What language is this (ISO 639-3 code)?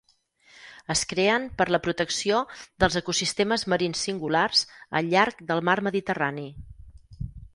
cat